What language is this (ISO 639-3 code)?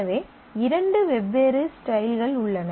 tam